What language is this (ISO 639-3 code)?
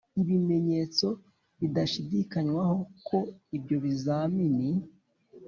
kin